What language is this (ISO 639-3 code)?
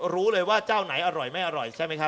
tha